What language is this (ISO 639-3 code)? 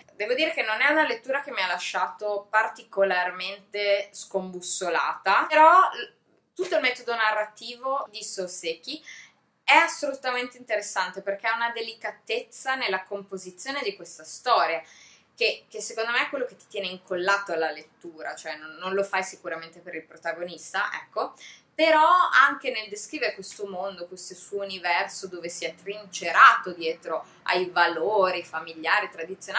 ita